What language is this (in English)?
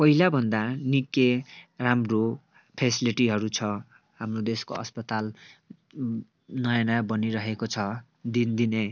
Nepali